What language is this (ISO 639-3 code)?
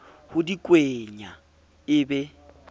sot